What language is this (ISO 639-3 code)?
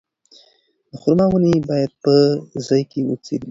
pus